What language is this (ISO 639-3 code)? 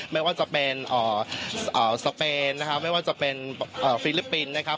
tha